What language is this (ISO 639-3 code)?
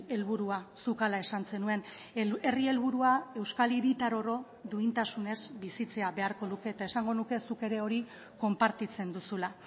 eus